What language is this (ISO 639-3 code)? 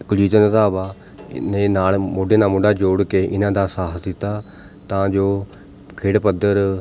pan